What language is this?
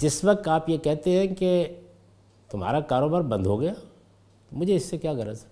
Urdu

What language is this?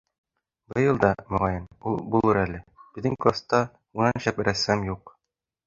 Bashkir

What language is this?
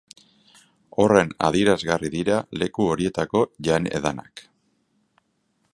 Basque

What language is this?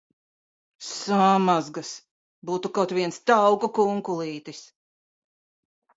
Latvian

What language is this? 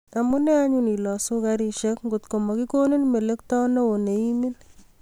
Kalenjin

